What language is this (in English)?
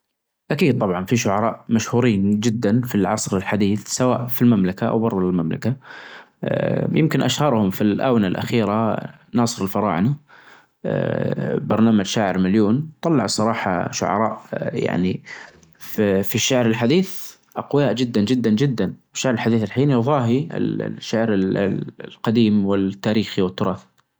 Najdi Arabic